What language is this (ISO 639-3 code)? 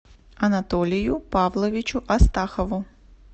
rus